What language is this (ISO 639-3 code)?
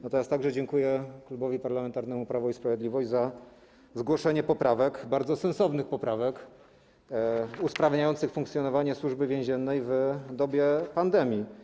pol